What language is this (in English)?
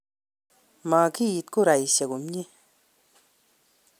Kalenjin